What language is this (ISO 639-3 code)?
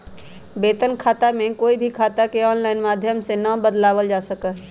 mag